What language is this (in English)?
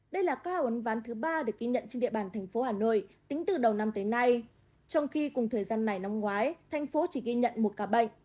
Vietnamese